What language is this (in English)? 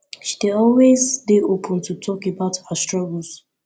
Nigerian Pidgin